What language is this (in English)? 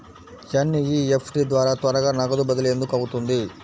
Telugu